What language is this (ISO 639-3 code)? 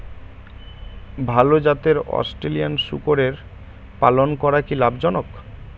ben